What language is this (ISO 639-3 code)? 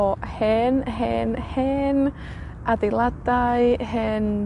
cym